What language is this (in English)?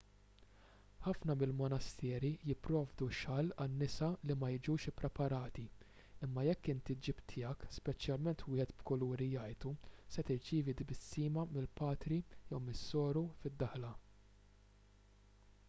Maltese